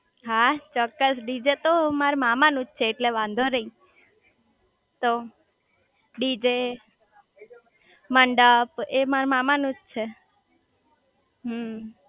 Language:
Gujarati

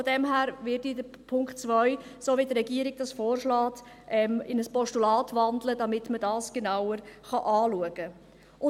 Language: Swiss German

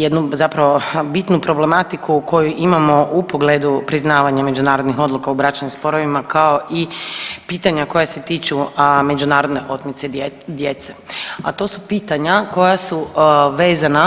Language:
Croatian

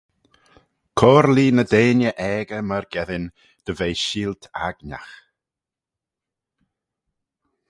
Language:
Manx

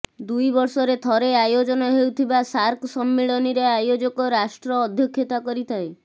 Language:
Odia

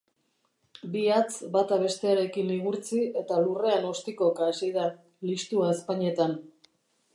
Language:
Basque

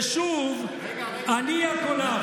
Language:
Hebrew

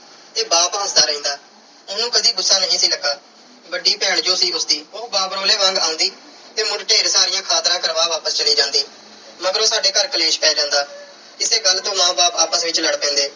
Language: Punjabi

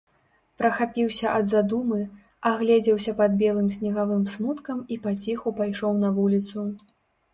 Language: Belarusian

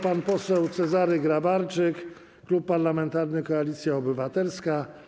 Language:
Polish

